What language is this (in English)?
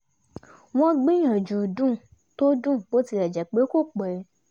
Yoruba